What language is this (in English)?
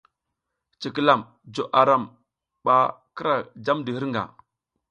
South Giziga